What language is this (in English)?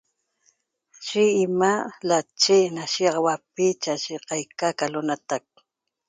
Toba